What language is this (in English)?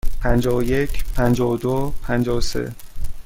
Persian